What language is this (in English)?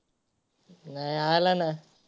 Marathi